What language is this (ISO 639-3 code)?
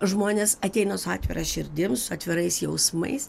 lit